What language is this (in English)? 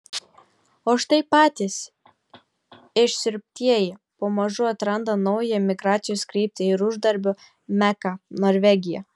Lithuanian